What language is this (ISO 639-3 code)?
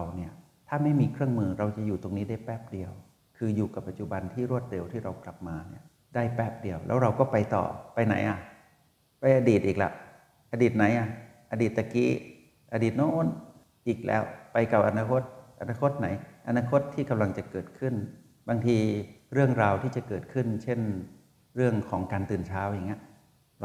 tha